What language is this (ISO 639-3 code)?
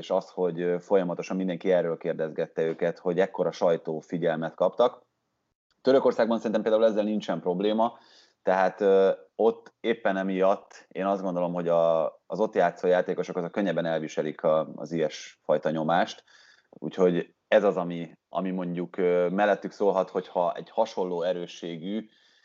hun